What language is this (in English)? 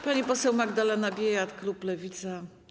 Polish